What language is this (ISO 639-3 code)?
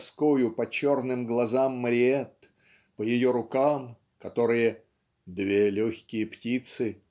rus